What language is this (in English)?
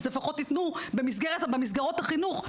Hebrew